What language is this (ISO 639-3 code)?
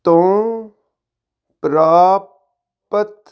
pan